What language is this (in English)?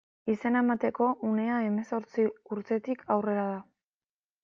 Basque